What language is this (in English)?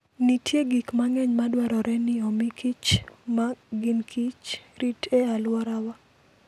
Luo (Kenya and Tanzania)